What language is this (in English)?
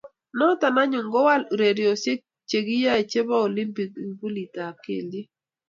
Kalenjin